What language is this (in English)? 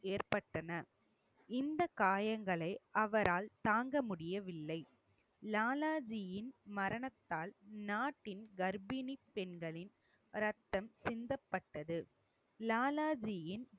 Tamil